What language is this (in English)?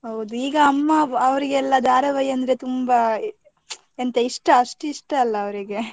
Kannada